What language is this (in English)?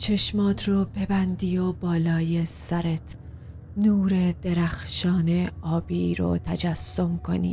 Persian